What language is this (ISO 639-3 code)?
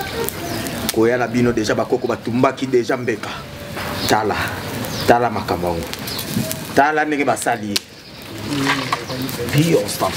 fra